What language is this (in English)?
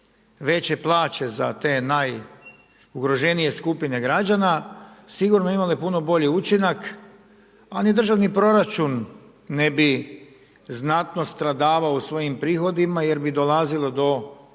Croatian